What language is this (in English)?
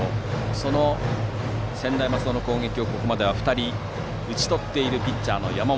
Japanese